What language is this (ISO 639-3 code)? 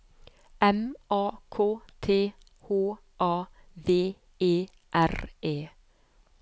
nor